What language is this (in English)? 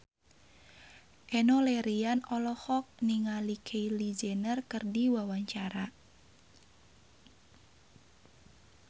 Sundanese